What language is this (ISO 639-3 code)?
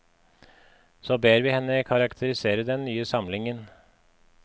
nor